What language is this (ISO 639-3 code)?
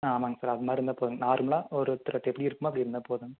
tam